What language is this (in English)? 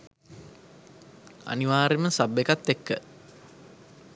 Sinhala